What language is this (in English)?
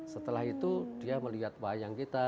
Indonesian